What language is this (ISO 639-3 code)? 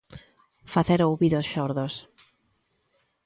glg